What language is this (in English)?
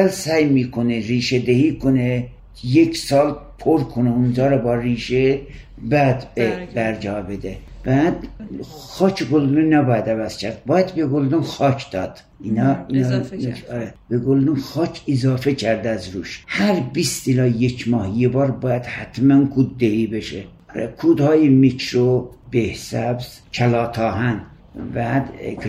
Persian